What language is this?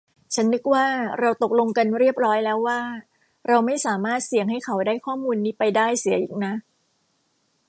Thai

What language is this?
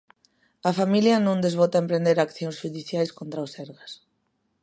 Galician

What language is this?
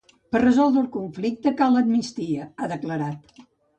Catalan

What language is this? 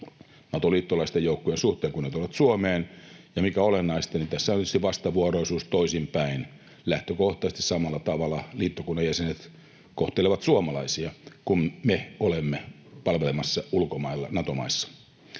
Finnish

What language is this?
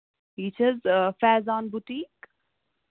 Kashmiri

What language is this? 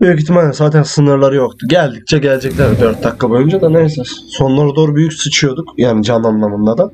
Turkish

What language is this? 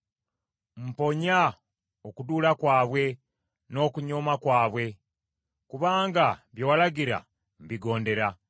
Ganda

